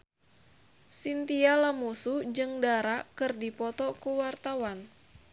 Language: Sundanese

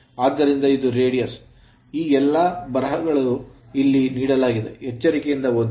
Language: Kannada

